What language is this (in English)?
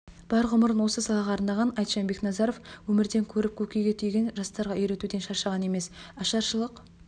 Kazakh